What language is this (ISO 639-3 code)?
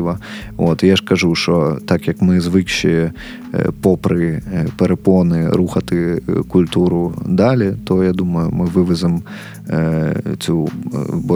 ukr